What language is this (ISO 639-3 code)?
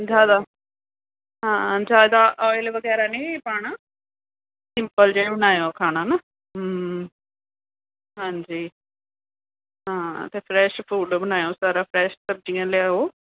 pan